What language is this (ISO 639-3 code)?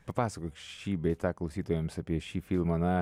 lit